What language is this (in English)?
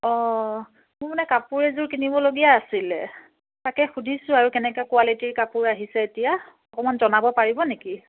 Assamese